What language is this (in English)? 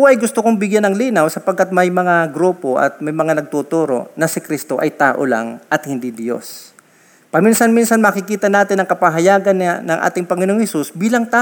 Filipino